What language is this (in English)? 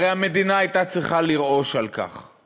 Hebrew